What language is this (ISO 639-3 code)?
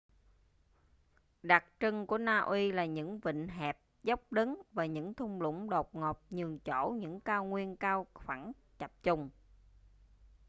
vie